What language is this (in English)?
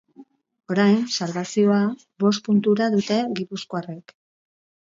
Basque